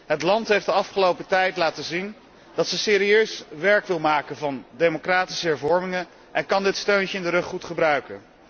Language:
Dutch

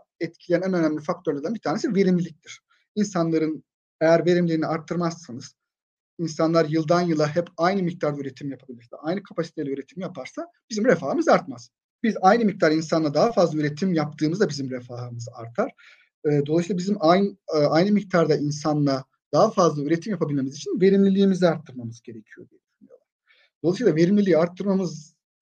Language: Turkish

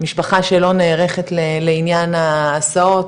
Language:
Hebrew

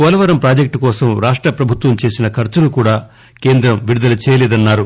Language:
Telugu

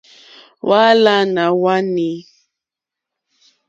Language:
Mokpwe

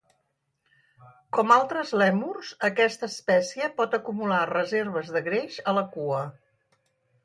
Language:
Catalan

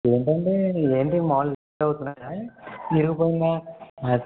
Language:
Telugu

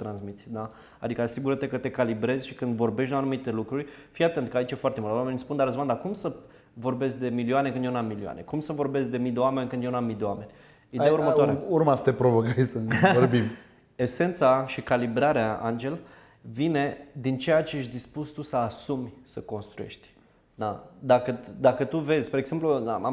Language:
Romanian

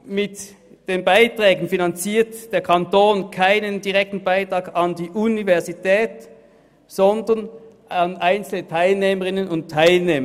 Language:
Swiss German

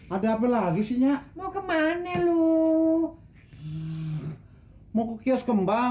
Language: Indonesian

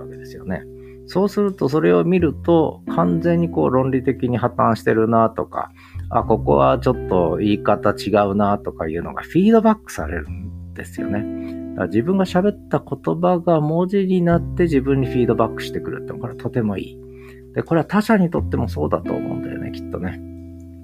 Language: Japanese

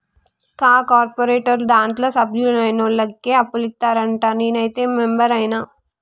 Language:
Telugu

